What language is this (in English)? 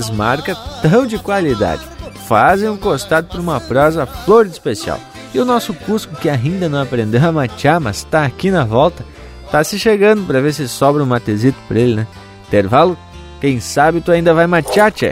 Portuguese